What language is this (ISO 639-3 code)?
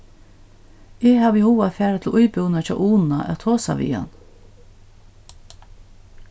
fao